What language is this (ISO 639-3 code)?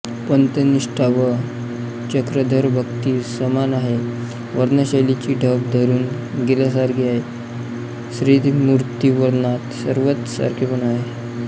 mar